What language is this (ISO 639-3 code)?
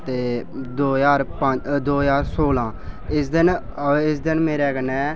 doi